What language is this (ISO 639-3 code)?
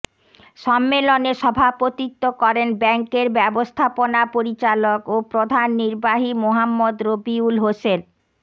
ben